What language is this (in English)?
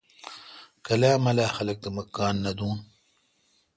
Kalkoti